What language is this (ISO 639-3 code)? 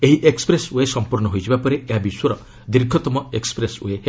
ori